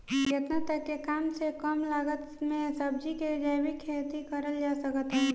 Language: Bhojpuri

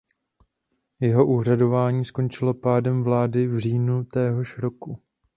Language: Czech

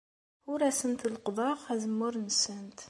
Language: Kabyle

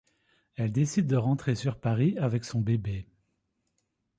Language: French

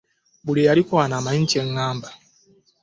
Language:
Ganda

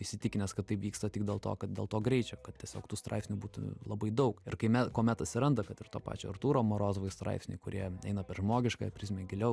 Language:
Lithuanian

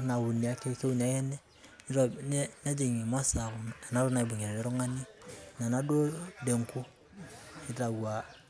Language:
Masai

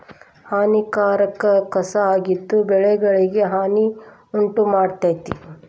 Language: Kannada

